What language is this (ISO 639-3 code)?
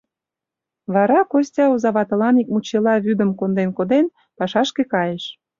chm